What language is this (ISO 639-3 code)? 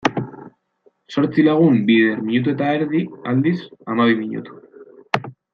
eus